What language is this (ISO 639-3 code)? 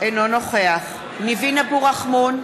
heb